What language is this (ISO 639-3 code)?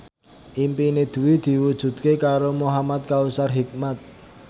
jav